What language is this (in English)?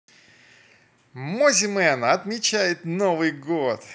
Russian